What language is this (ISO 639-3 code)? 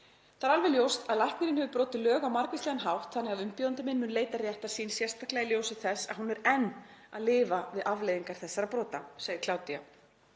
isl